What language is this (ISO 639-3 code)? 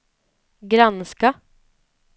swe